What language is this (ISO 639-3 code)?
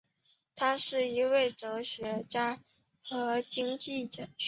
zho